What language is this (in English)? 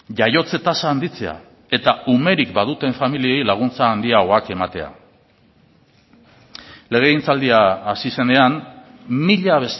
Basque